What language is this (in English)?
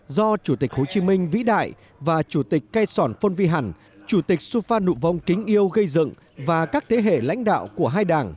Vietnamese